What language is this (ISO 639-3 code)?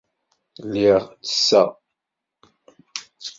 kab